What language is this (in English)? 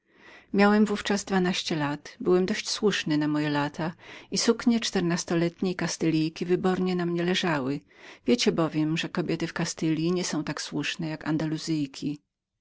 Polish